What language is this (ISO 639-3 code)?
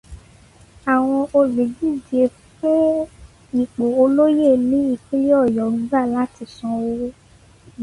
yor